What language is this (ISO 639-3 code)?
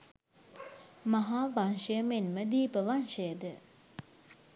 sin